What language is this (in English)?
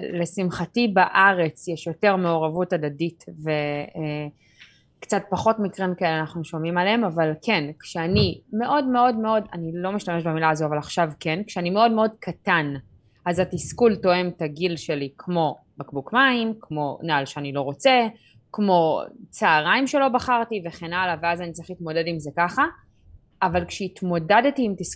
Hebrew